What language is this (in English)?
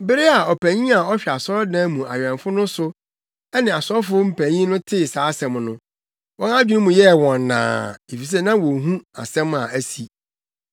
Akan